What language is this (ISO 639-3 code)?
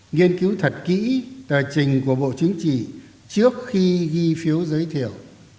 vie